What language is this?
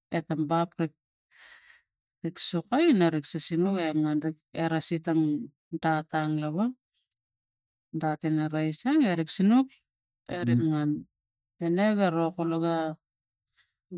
Tigak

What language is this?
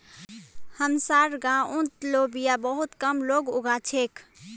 Magahi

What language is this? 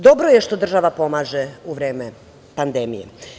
Serbian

